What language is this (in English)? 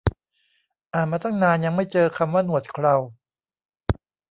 Thai